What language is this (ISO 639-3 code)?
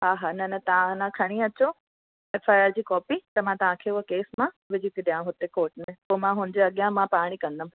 snd